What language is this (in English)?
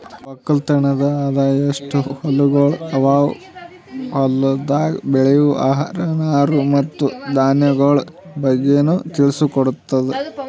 Kannada